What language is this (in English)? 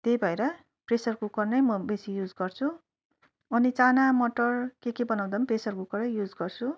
Nepali